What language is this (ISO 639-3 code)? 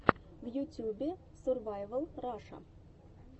rus